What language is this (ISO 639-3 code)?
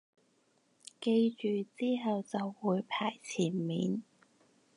yue